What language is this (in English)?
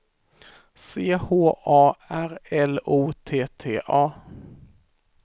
Swedish